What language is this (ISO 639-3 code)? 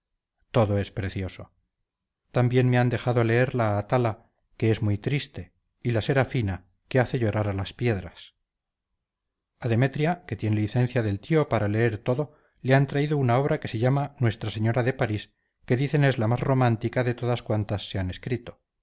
spa